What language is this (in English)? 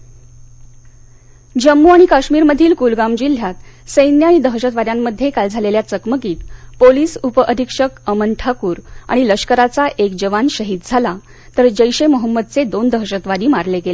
Marathi